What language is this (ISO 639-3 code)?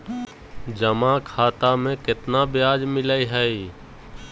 mag